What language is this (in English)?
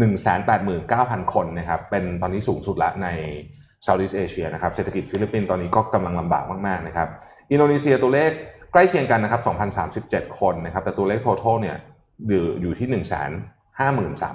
Thai